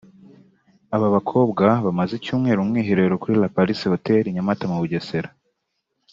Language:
Kinyarwanda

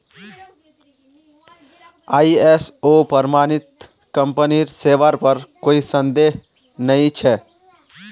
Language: Magahi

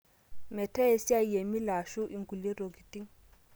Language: Masai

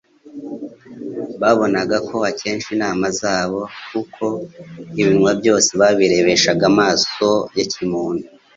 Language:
Kinyarwanda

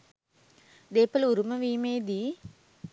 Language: Sinhala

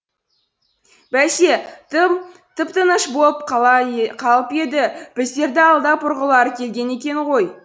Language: Kazakh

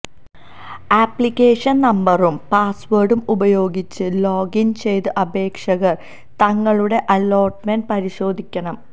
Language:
Malayalam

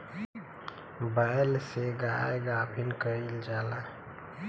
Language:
Bhojpuri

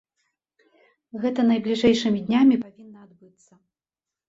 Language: Belarusian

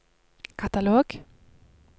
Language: Norwegian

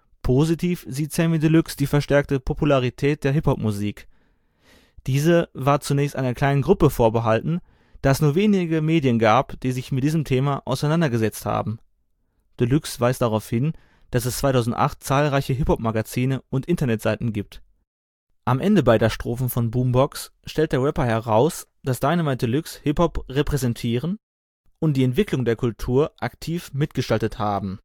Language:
German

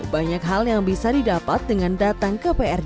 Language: Indonesian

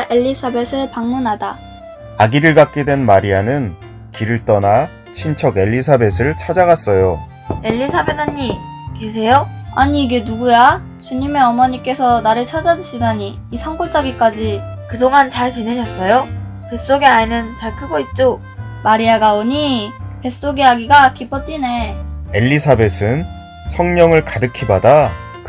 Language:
Korean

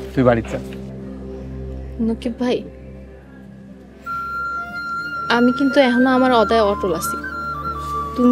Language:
Arabic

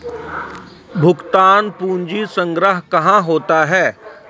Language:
Maithili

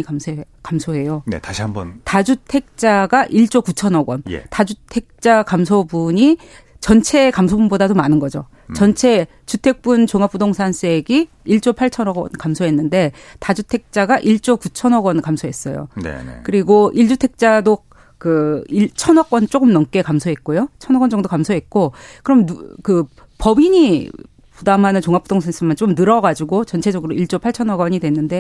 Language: Korean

